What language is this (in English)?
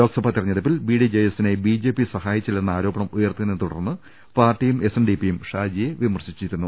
Malayalam